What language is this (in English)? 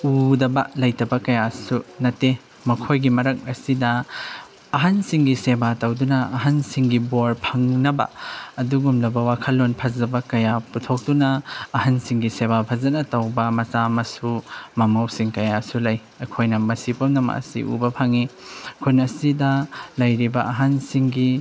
Manipuri